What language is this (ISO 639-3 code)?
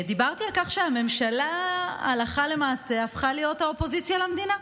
heb